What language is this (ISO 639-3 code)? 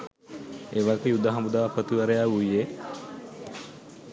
sin